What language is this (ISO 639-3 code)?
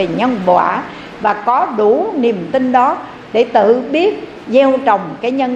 vie